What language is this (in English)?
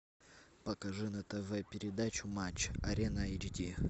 Russian